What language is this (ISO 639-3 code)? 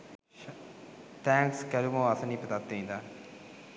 sin